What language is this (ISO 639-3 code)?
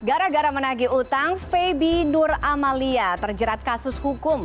ind